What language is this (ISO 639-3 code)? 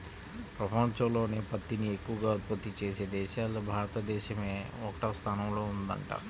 tel